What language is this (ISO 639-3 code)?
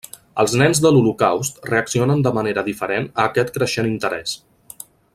cat